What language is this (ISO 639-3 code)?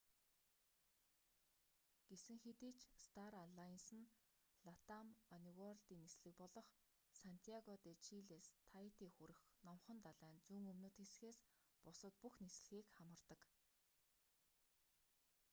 mon